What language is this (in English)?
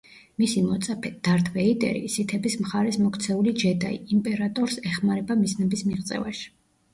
Georgian